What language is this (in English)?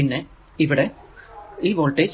Malayalam